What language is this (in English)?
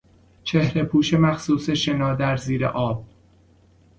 Persian